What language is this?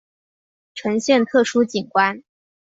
Chinese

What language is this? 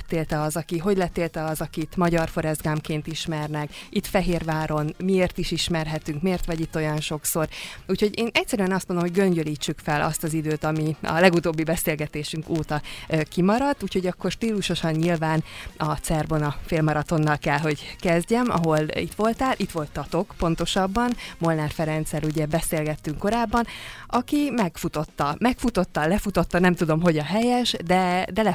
Hungarian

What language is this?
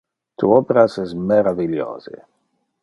Interlingua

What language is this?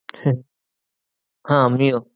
Bangla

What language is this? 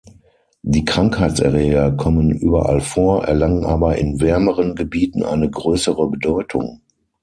German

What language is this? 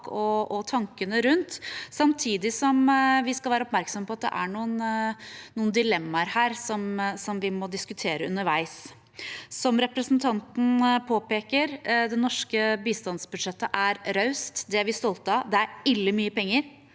Norwegian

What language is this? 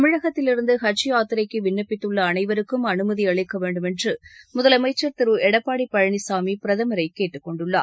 Tamil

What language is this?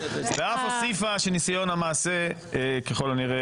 Hebrew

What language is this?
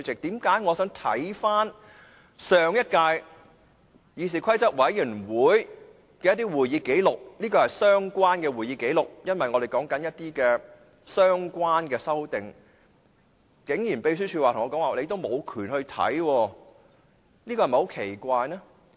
Cantonese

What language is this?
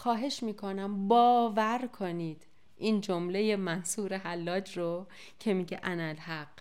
Persian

